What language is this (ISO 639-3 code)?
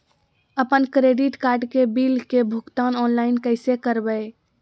mag